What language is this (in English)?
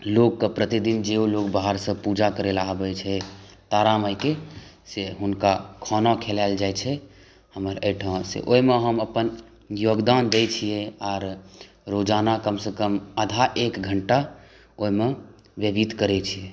Maithili